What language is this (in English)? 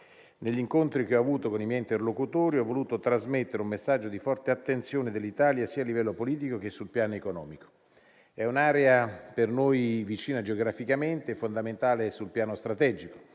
Italian